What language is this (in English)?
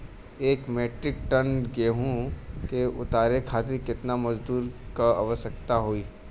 Bhojpuri